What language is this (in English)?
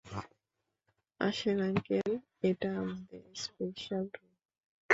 Bangla